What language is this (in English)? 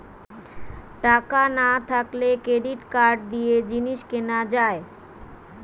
Bangla